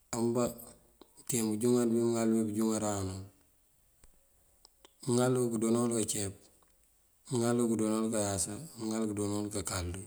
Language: Mandjak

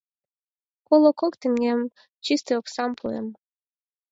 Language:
Mari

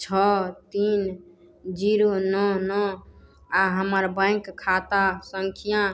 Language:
Maithili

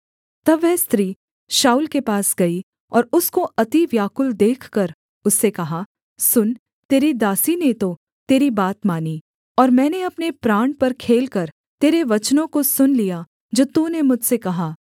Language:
Hindi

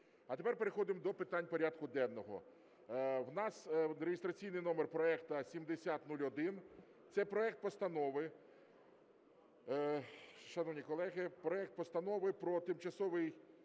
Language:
Ukrainian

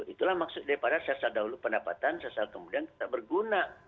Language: Indonesian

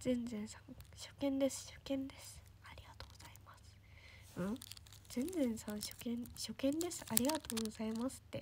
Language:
Japanese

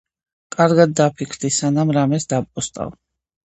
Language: Georgian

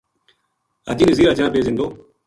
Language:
Gujari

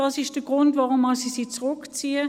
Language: Swiss German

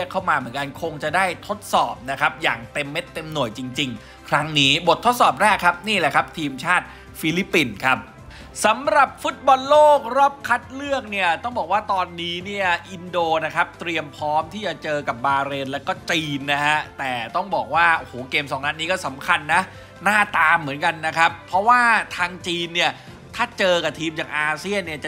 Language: Thai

